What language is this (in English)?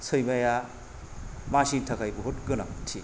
Bodo